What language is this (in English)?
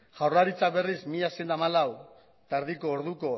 Basque